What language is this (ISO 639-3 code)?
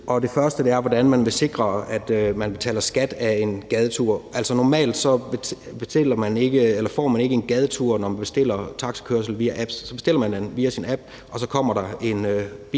dan